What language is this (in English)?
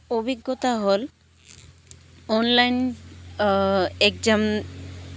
Assamese